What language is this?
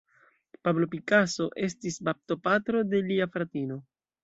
Esperanto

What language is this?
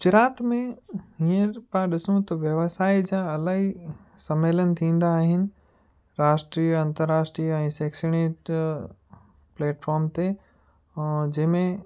Sindhi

